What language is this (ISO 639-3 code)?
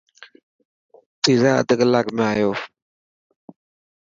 mki